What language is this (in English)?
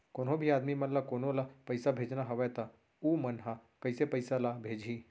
Chhattisgarhi